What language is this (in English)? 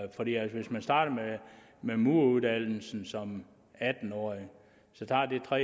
Danish